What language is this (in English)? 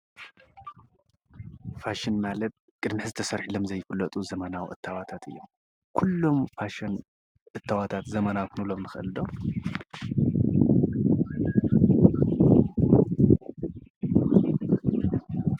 Tigrinya